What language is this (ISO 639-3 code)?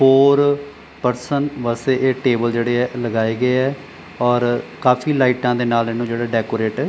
pan